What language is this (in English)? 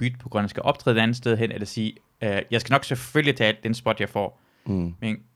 Danish